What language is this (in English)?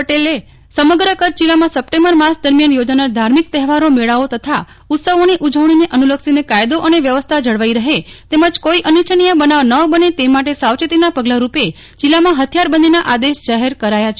Gujarati